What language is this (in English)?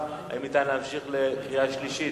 Hebrew